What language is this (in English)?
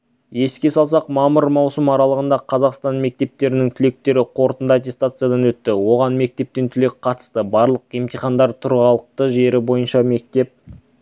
Kazakh